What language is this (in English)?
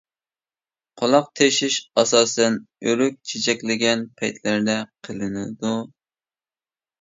Uyghur